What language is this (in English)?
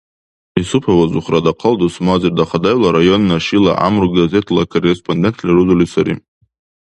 Dargwa